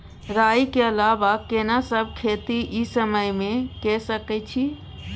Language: Maithili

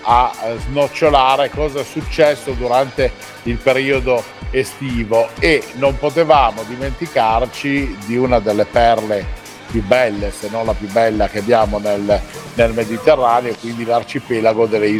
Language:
Italian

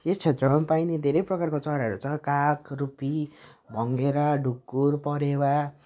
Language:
Nepali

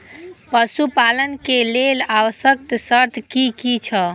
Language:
Maithili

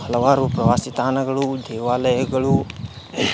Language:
Kannada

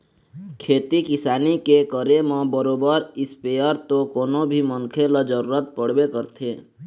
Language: Chhattisgarhi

